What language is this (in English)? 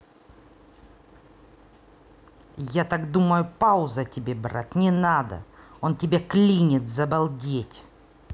Russian